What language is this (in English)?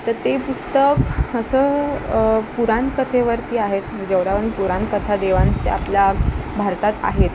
Marathi